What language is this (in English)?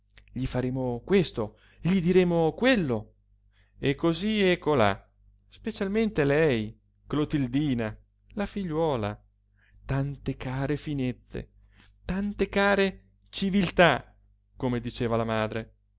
Italian